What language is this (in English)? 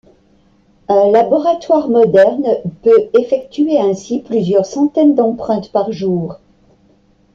French